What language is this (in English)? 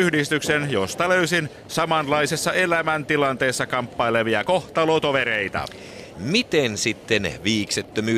Finnish